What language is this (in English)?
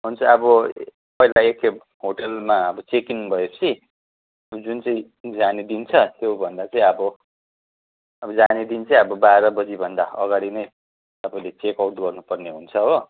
Nepali